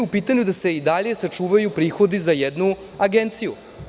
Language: Serbian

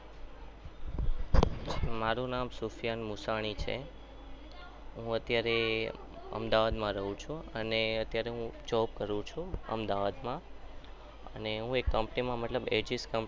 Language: Gujarati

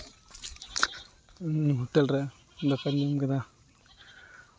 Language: Santali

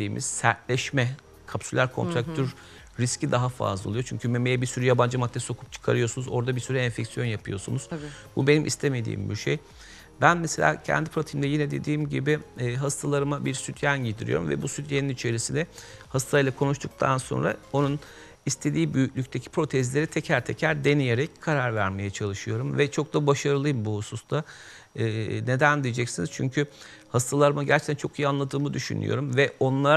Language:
Turkish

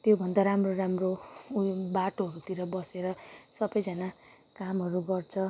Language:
Nepali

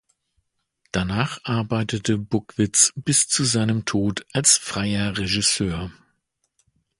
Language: German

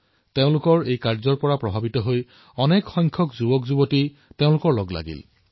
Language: Assamese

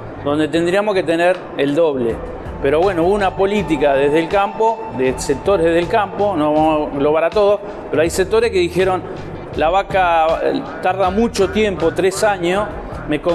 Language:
Spanish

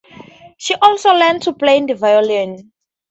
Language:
English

